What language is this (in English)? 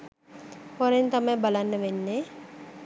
Sinhala